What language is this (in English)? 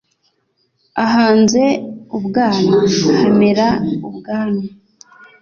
Kinyarwanda